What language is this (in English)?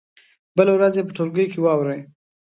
Pashto